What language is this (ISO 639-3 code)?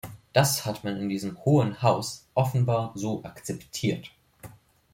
deu